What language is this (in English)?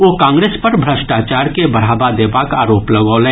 Maithili